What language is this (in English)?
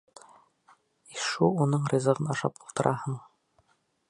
Bashkir